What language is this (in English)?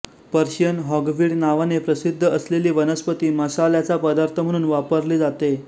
Marathi